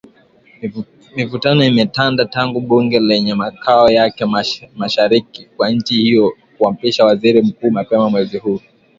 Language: Swahili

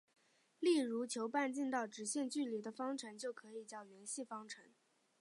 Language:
Chinese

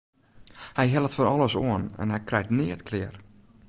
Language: Western Frisian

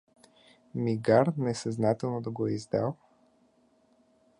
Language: Bulgarian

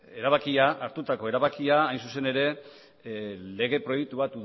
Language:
Basque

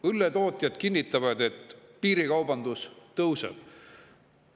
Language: Estonian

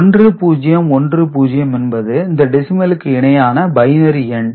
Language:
Tamil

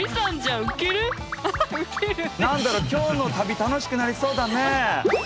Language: Japanese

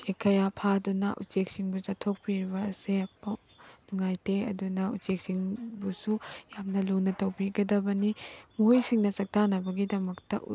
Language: Manipuri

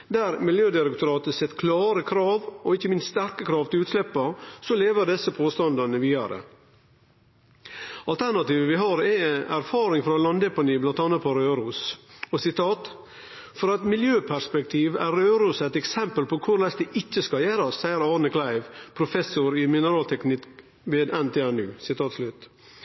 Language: Norwegian Nynorsk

